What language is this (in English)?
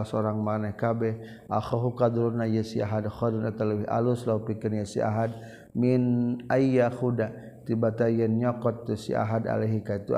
Malay